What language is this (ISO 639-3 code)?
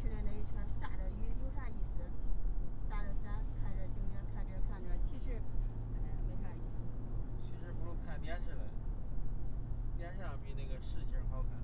zho